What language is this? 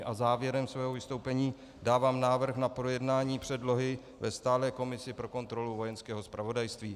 Czech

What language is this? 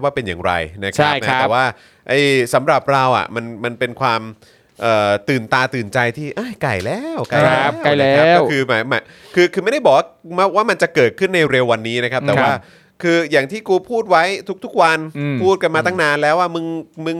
Thai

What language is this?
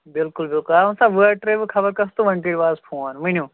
Kashmiri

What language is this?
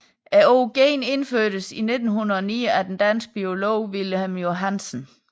Danish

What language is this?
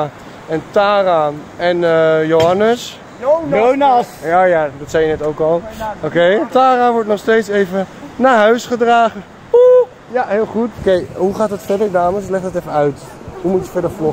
Dutch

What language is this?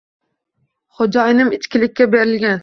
Uzbek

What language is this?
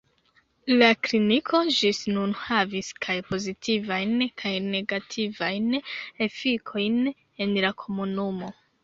Esperanto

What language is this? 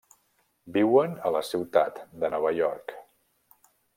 Catalan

